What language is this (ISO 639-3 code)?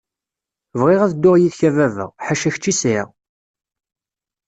kab